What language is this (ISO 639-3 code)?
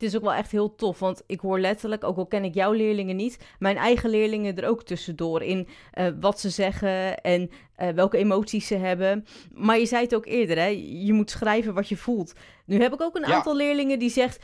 nld